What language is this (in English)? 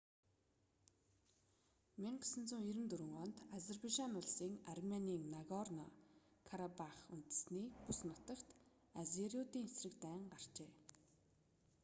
Mongolian